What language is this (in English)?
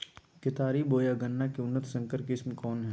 Magahi